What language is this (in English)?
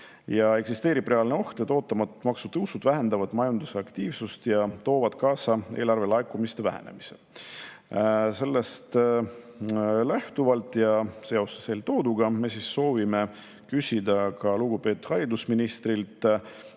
Estonian